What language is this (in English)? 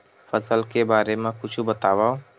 Chhattisgarhi